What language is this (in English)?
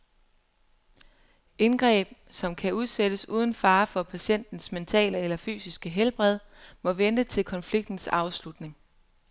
Danish